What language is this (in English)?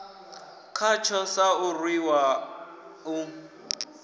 Venda